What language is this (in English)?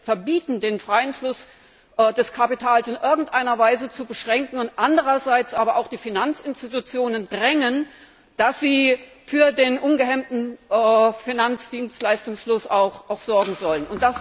German